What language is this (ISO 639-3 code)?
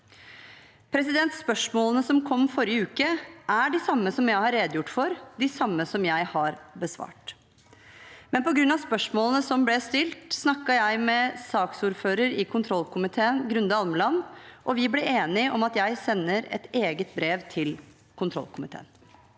nor